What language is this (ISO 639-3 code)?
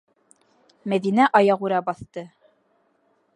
bak